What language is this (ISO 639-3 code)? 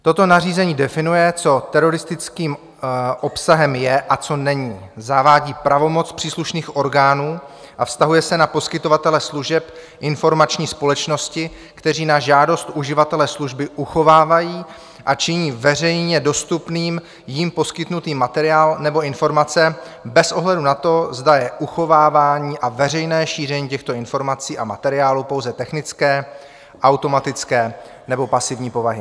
ces